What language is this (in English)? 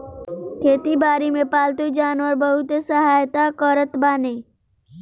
Bhojpuri